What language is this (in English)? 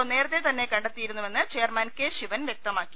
Malayalam